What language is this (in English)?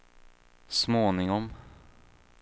Swedish